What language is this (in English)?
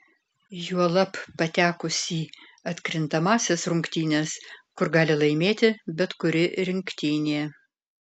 Lithuanian